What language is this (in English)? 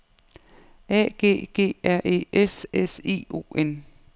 Danish